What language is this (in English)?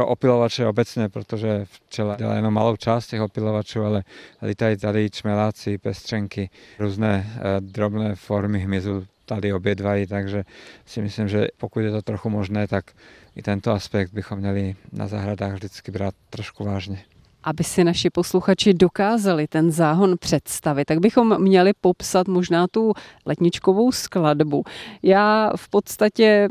Czech